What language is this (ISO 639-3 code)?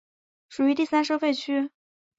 zho